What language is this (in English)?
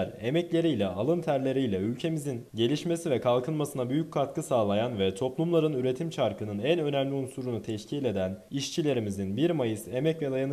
Turkish